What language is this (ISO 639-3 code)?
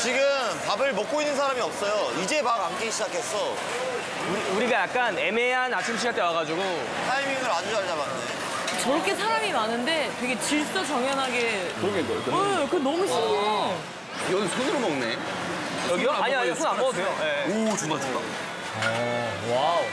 kor